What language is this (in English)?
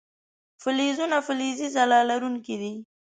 Pashto